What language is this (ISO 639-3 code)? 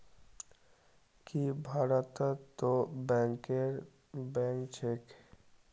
mag